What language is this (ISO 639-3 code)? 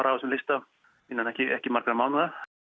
isl